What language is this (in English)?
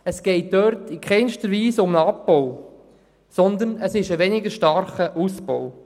Swiss German